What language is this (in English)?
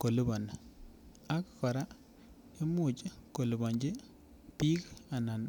Kalenjin